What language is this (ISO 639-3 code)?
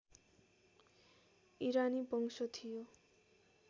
nep